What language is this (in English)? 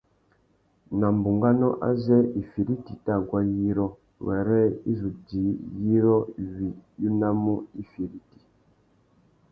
Tuki